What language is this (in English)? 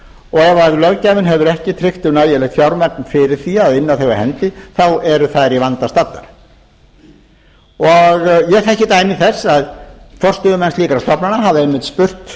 Icelandic